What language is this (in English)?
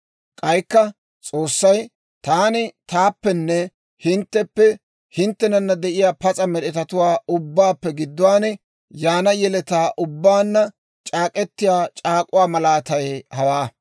Dawro